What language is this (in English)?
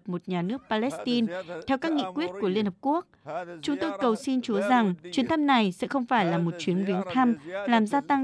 Vietnamese